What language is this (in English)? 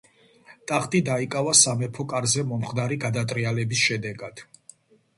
Georgian